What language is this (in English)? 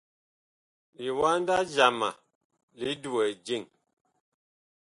Bakoko